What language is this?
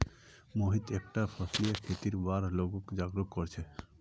Magahi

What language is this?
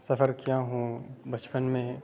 Urdu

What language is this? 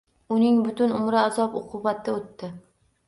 Uzbek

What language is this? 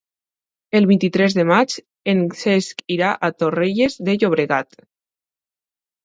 Catalan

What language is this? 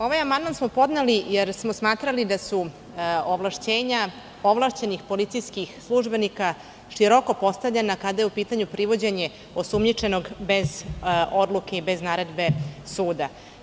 Serbian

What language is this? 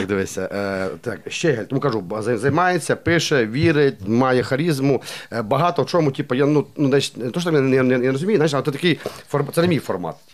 Ukrainian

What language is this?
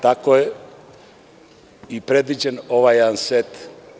Serbian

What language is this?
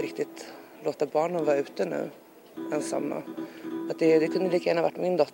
Swedish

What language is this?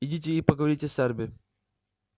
Russian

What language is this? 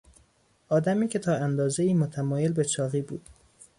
Persian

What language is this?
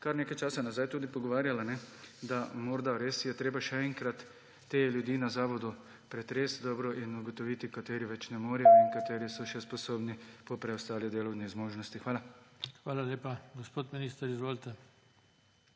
Slovenian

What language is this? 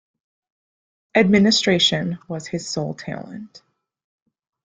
English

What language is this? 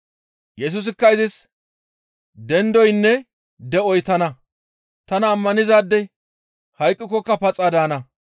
Gamo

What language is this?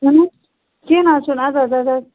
Kashmiri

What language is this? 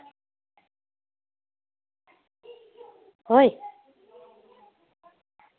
Santali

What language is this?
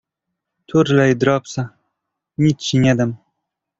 Polish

